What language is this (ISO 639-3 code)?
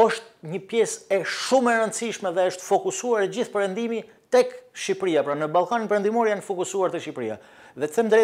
ron